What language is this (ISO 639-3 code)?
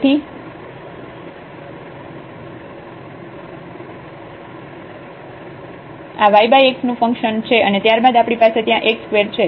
guj